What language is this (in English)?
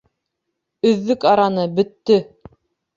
Bashkir